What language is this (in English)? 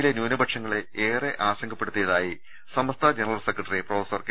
Malayalam